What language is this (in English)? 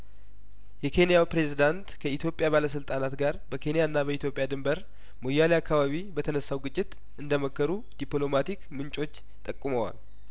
Amharic